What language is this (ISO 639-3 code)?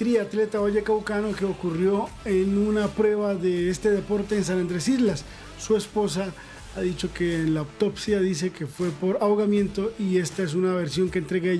spa